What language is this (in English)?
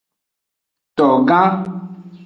Aja (Benin)